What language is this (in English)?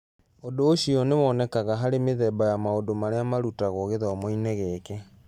Kikuyu